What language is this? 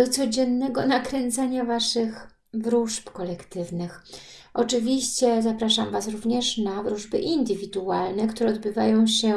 Polish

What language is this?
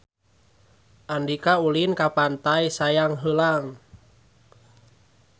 Sundanese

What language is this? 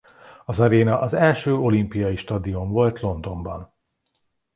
Hungarian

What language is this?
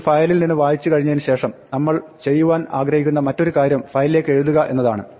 Malayalam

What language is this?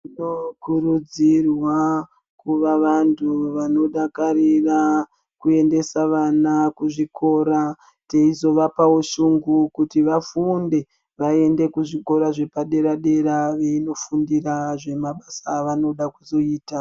Ndau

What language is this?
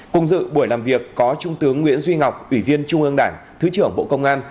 Vietnamese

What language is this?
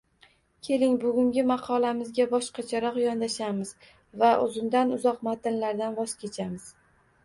Uzbek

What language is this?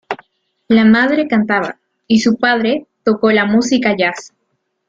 Spanish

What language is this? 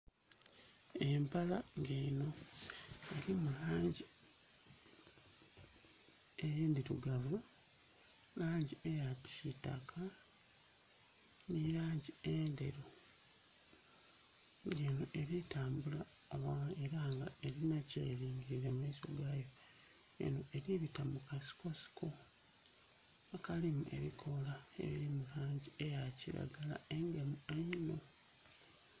Soga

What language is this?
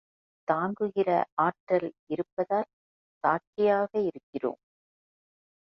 Tamil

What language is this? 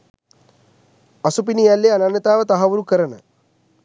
Sinhala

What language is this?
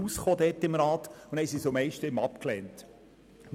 Swiss German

